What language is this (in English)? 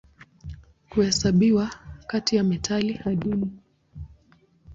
Swahili